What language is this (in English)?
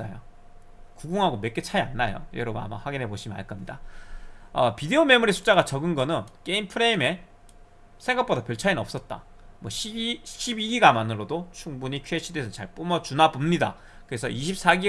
Korean